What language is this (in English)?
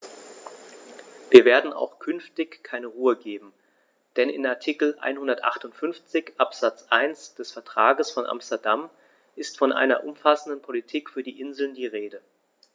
German